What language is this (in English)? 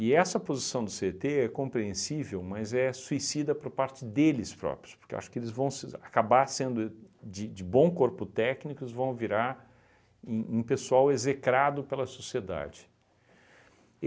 Portuguese